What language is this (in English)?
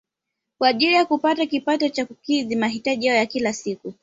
Swahili